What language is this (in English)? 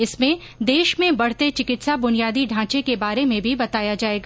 Hindi